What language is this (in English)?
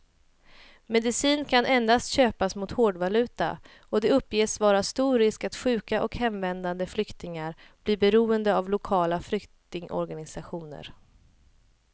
Swedish